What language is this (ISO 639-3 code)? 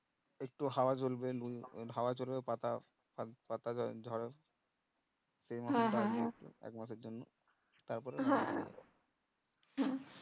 ben